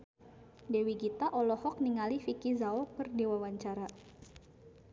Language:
Sundanese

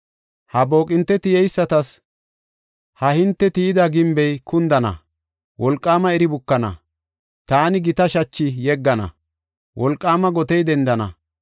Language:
Gofa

